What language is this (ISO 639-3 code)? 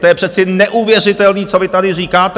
ces